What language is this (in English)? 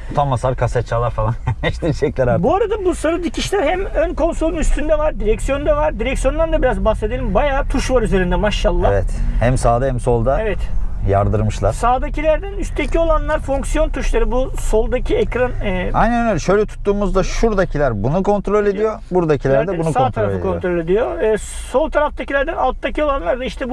Turkish